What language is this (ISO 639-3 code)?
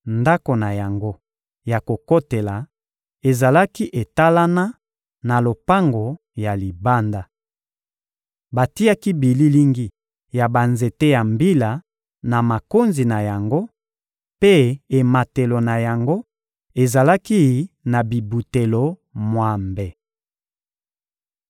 lin